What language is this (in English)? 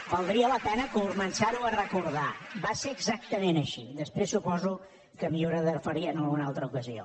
Catalan